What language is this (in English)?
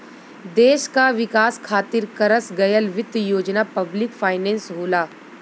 Bhojpuri